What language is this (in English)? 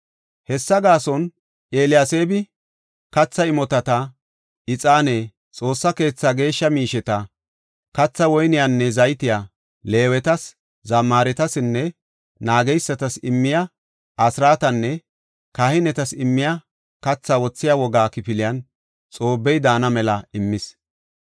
Gofa